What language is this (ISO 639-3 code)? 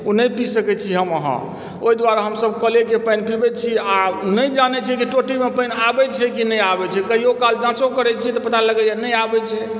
mai